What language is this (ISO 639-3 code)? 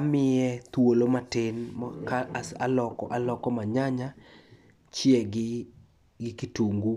luo